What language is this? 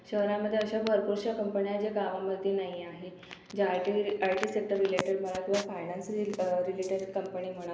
Marathi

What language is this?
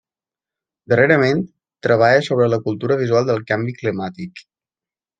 Catalan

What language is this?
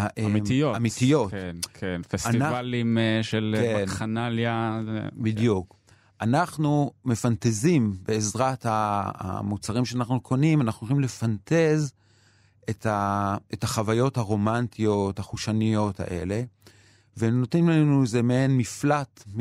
Hebrew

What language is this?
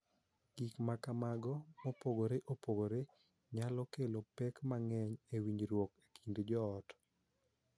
Luo (Kenya and Tanzania)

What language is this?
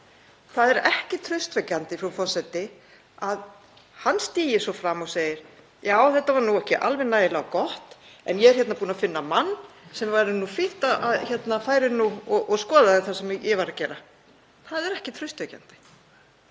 Icelandic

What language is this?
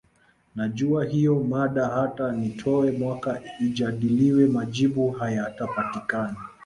Swahili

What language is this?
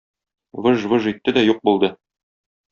Tatar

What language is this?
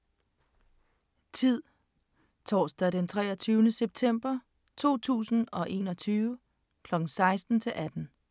Danish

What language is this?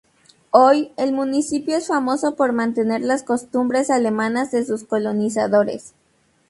Spanish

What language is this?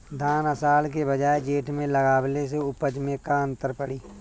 Bhojpuri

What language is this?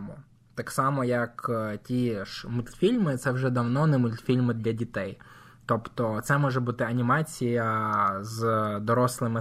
Ukrainian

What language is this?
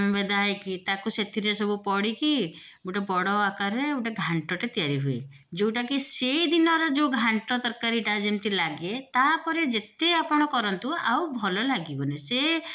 Odia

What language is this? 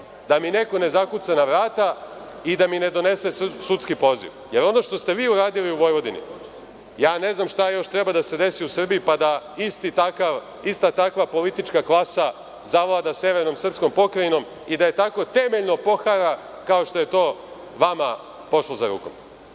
Serbian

